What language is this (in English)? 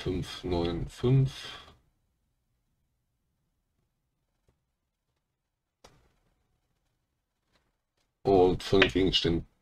German